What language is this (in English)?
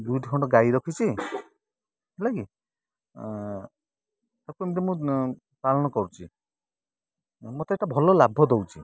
Odia